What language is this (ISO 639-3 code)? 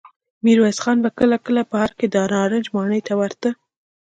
pus